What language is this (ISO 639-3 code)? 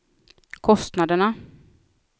swe